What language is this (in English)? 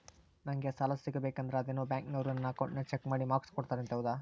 Kannada